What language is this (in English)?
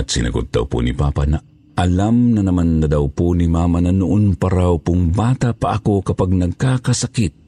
Filipino